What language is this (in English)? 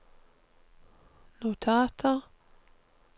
Norwegian